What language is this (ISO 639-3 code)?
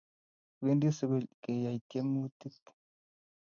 kln